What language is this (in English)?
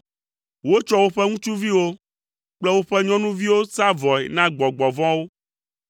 Ewe